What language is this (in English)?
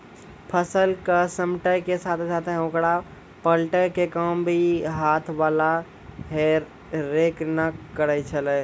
Maithili